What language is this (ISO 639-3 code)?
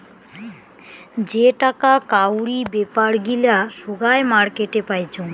ben